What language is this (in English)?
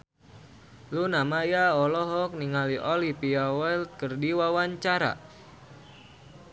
Sundanese